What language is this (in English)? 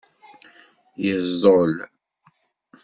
Kabyle